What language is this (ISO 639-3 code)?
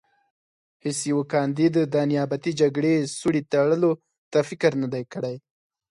pus